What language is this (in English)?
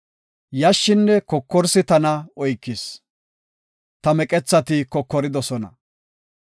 Gofa